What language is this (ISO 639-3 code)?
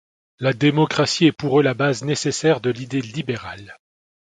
fra